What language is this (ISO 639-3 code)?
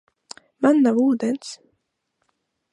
lav